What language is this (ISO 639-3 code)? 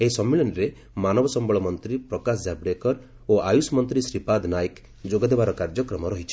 ori